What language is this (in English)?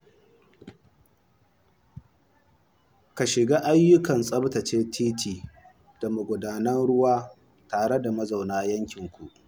Hausa